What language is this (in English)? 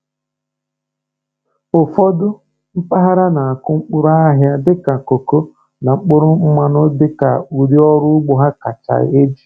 Igbo